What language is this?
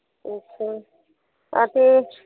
Maithili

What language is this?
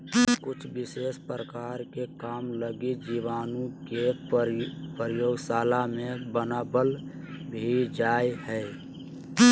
Magahi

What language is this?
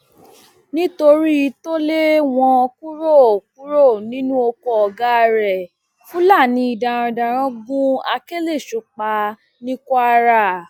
Yoruba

